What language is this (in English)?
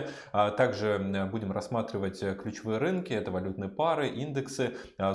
Russian